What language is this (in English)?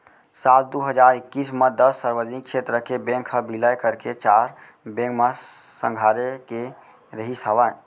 Chhattisgarhi